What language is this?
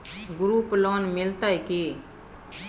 Maithili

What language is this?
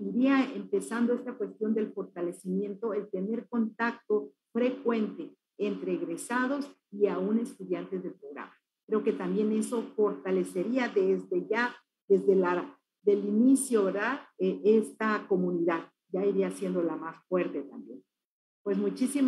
Spanish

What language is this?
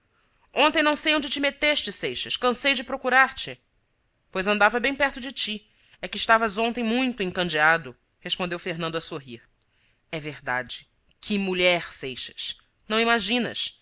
Portuguese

